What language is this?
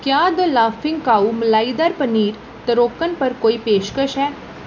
Dogri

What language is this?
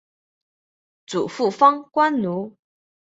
Chinese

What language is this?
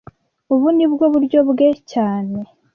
Kinyarwanda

